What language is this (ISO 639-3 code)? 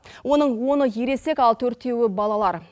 kaz